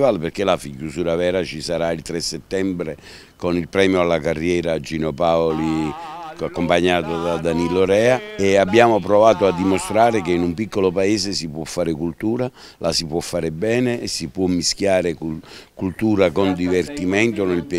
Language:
Italian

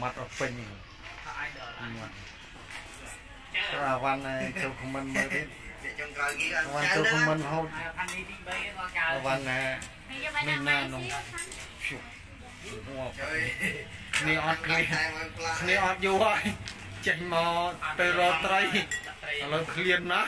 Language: Vietnamese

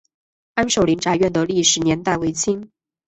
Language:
Chinese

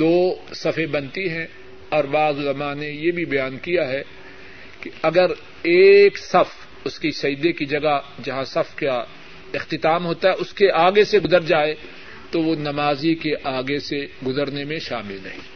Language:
Urdu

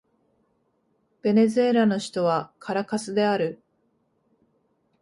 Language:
Japanese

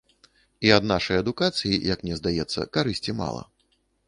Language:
Belarusian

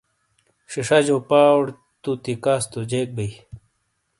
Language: Shina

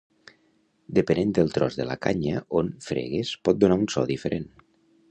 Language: Catalan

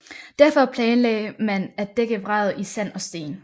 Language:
Danish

